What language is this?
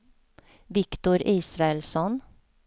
Swedish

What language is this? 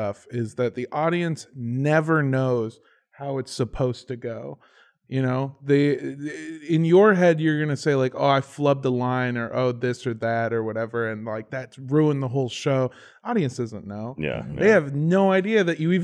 English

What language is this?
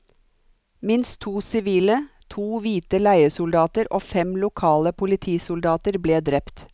Norwegian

